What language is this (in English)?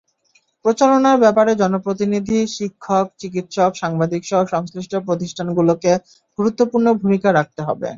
Bangla